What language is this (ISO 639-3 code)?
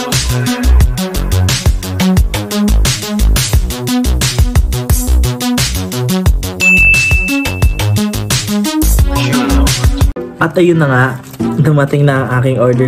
fil